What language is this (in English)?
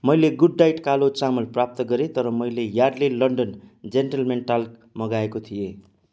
Nepali